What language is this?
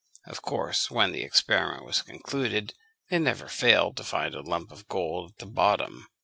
English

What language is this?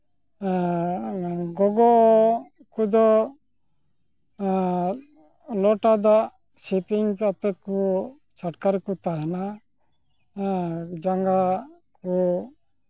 Santali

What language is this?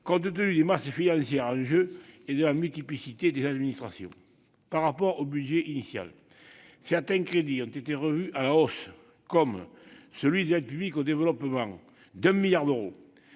French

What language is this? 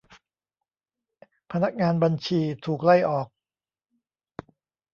Thai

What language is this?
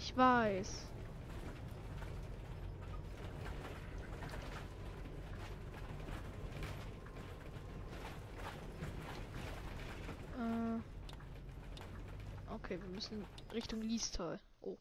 German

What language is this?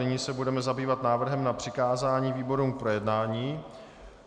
Czech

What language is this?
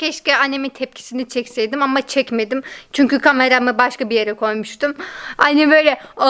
Turkish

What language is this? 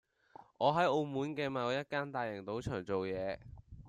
Cantonese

